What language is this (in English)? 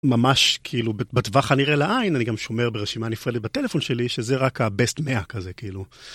Hebrew